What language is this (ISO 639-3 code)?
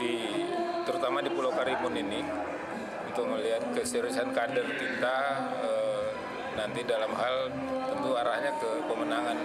ind